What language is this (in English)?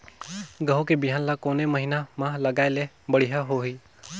Chhattisgarhi